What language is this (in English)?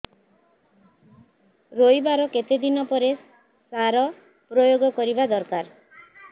Odia